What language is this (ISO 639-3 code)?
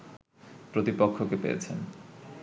ben